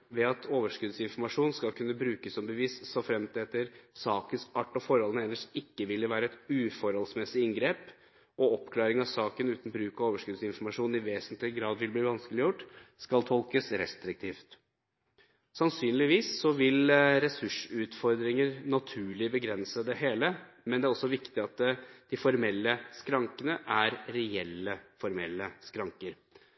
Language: Norwegian Bokmål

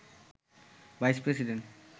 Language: Bangla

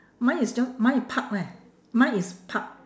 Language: English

